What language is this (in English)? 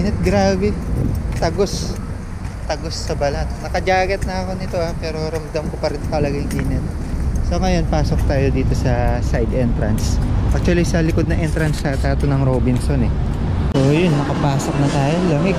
Filipino